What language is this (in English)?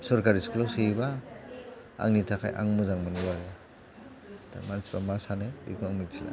Bodo